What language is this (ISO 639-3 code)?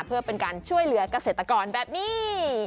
tha